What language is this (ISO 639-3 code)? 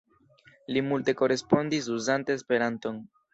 epo